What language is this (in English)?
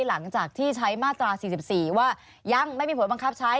Thai